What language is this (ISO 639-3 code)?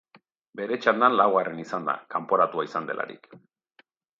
eus